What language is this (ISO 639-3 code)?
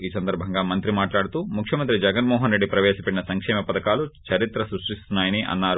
tel